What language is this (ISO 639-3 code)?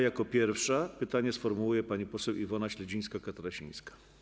pol